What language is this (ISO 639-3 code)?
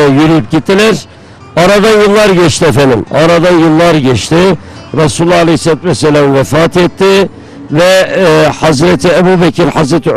tur